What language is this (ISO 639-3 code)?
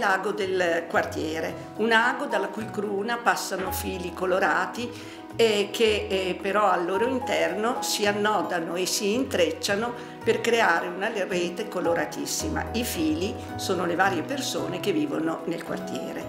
ita